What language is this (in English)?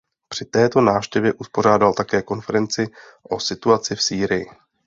Czech